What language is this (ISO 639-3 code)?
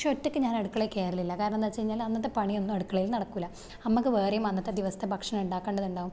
mal